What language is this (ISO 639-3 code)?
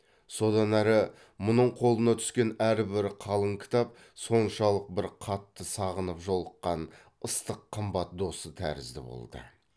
kaz